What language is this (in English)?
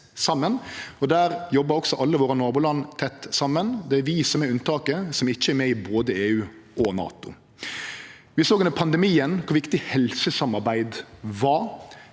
Norwegian